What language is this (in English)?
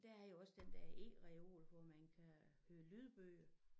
Danish